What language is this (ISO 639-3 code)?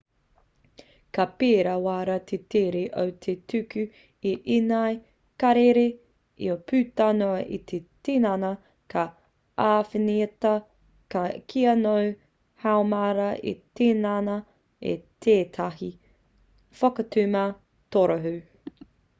mri